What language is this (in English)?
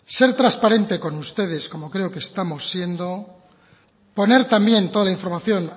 Spanish